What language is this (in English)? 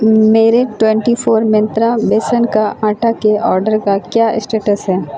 Urdu